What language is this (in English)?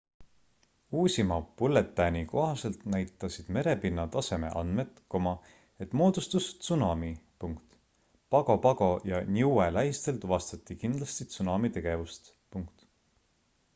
Estonian